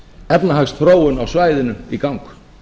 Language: Icelandic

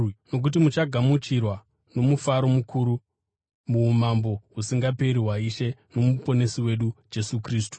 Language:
Shona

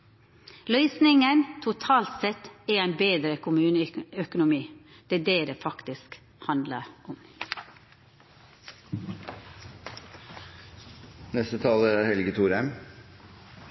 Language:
Norwegian Nynorsk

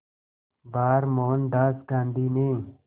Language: Hindi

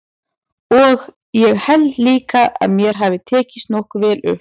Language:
Icelandic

